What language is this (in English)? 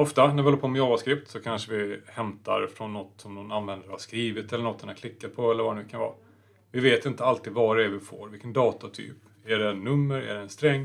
Swedish